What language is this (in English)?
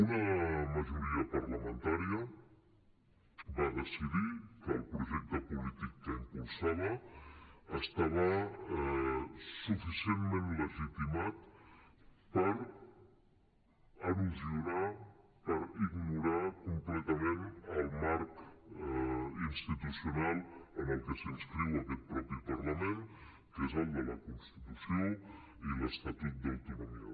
Catalan